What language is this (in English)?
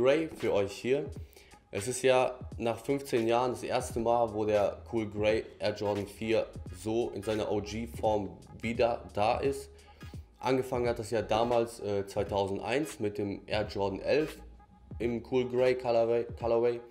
German